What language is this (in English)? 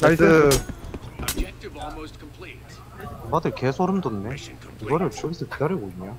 Korean